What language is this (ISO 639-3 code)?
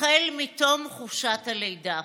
heb